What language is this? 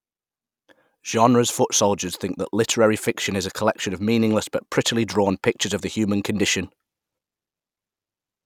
English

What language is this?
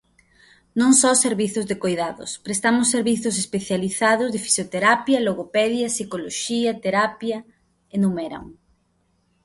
Galician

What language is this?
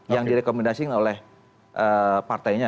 Indonesian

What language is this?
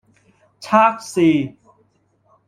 Cantonese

